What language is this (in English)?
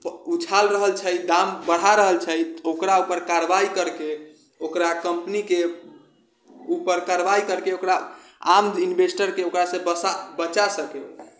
Maithili